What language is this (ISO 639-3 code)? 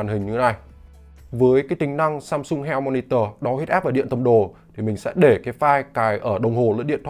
vie